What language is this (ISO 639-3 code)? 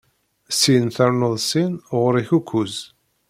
kab